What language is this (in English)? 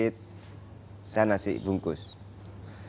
Indonesian